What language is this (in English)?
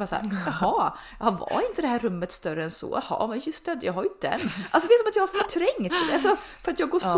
Swedish